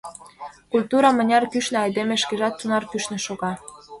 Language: Mari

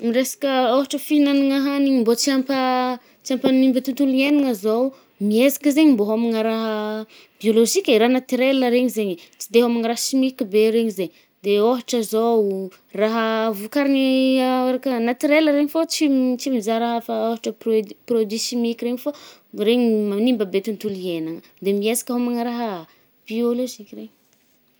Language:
Northern Betsimisaraka Malagasy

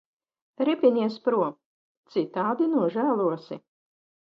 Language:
Latvian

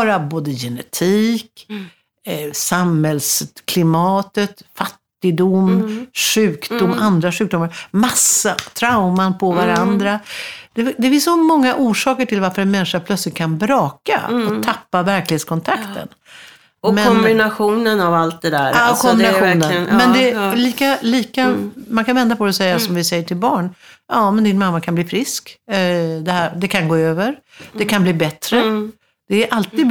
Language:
Swedish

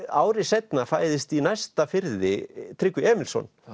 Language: Icelandic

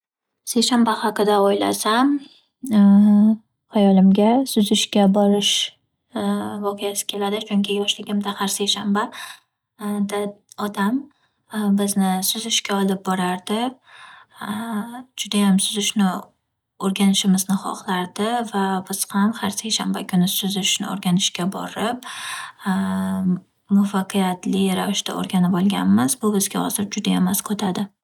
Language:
Uzbek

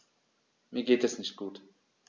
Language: German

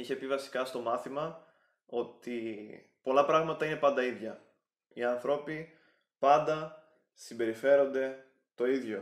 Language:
Greek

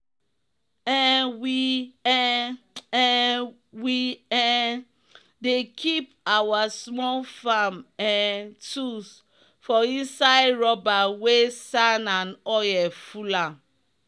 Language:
Nigerian Pidgin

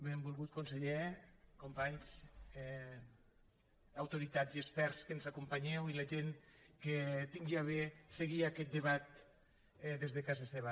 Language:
Catalan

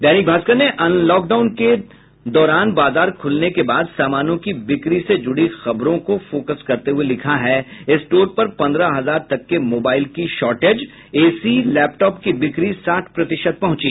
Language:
Hindi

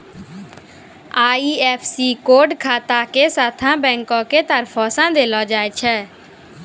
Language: Maithili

